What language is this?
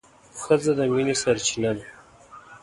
Pashto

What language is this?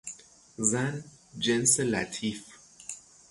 Persian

